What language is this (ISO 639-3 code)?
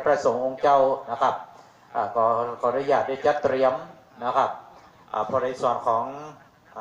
tha